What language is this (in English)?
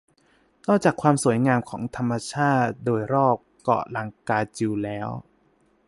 Thai